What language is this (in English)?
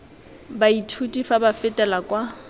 Tswana